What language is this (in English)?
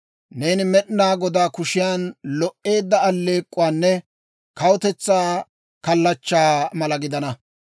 Dawro